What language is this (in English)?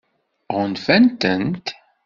Kabyle